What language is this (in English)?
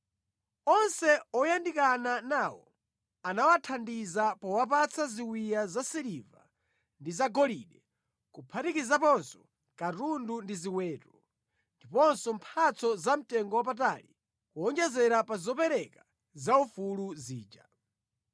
Nyanja